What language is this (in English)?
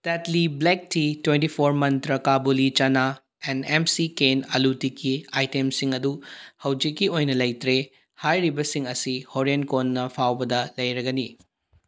Manipuri